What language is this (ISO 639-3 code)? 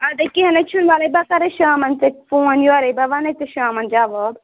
kas